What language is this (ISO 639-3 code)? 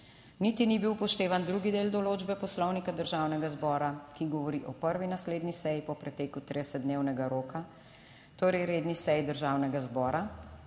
slv